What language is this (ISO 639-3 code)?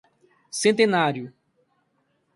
por